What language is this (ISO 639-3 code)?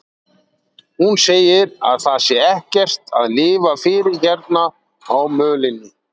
isl